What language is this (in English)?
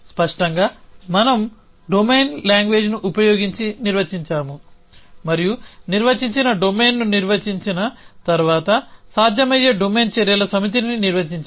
Telugu